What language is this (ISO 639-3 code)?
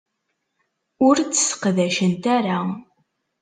kab